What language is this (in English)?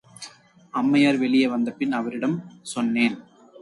Tamil